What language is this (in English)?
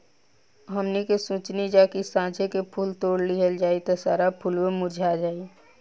Bhojpuri